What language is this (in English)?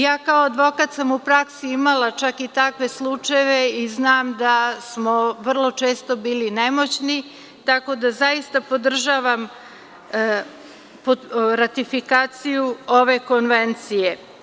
Serbian